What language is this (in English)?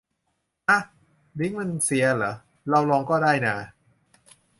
Thai